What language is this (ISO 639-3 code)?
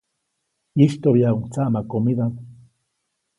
zoc